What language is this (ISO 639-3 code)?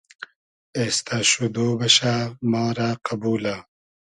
haz